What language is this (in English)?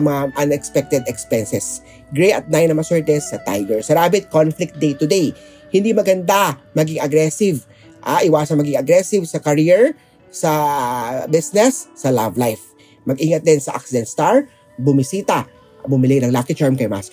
Filipino